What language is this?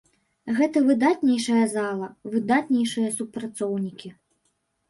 Belarusian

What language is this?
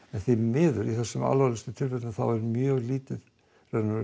Icelandic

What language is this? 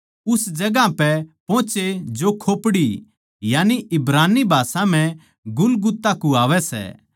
Haryanvi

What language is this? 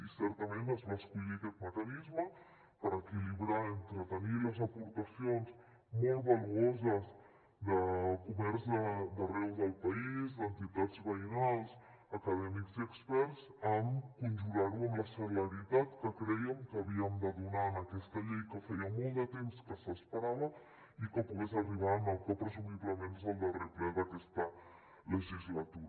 Catalan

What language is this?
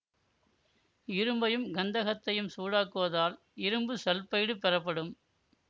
Tamil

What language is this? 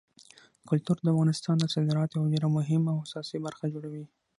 Pashto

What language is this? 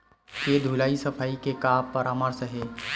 Chhattisgarhi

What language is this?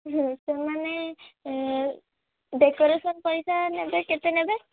Odia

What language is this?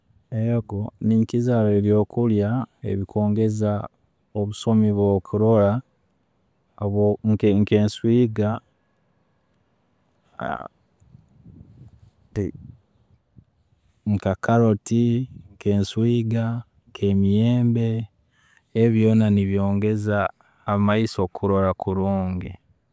Tooro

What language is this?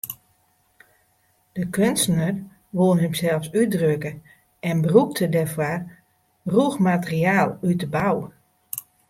Western Frisian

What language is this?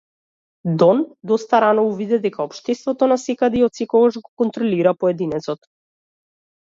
Macedonian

